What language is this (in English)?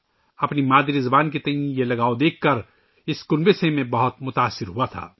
Urdu